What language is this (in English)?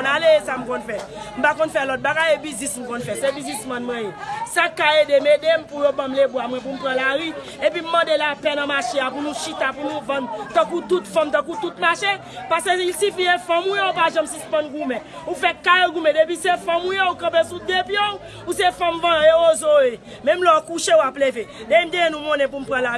French